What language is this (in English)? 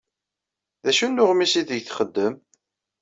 Kabyle